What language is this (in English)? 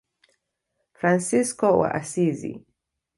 Swahili